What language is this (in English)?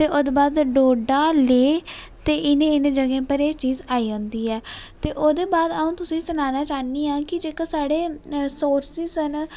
Dogri